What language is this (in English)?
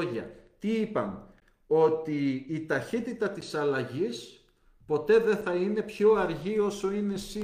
Greek